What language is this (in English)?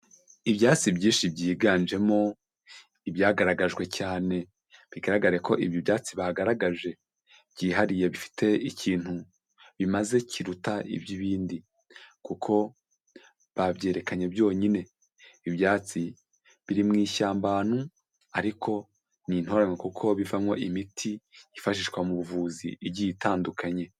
Kinyarwanda